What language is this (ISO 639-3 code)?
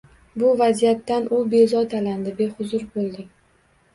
uzb